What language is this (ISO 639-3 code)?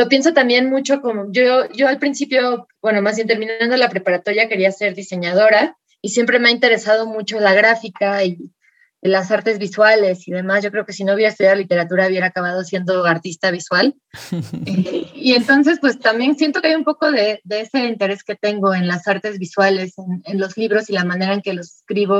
spa